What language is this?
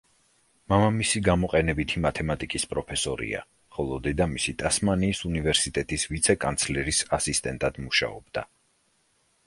Georgian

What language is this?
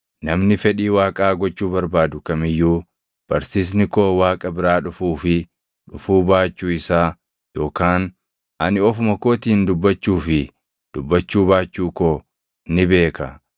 Oromo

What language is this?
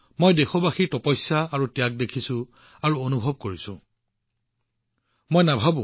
Assamese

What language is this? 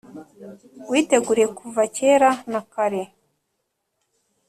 Kinyarwanda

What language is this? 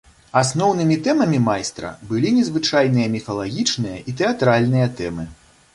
Belarusian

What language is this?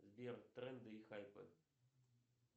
Russian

